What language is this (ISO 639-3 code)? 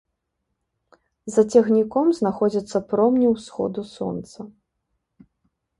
bel